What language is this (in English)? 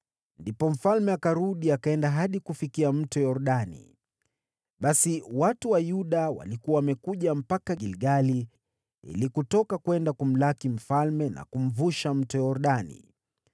Swahili